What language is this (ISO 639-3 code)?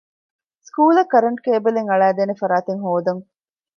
div